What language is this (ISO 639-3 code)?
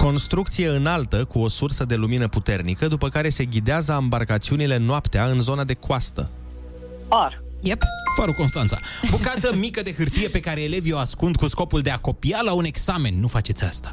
ron